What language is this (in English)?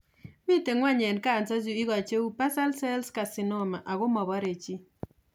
Kalenjin